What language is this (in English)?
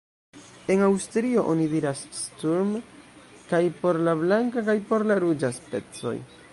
Esperanto